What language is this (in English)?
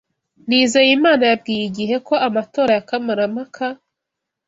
Kinyarwanda